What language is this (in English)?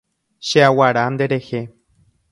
Guarani